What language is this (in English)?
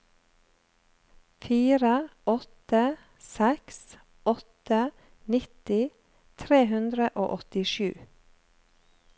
Norwegian